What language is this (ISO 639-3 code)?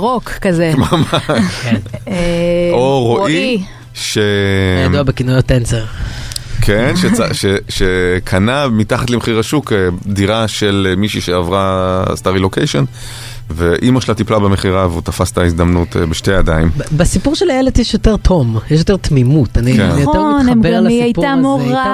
heb